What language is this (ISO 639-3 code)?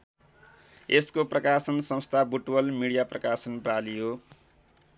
nep